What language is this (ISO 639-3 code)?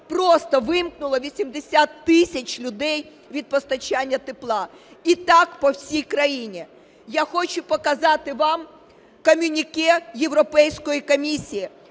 ukr